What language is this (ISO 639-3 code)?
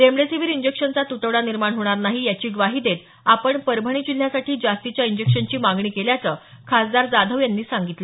mar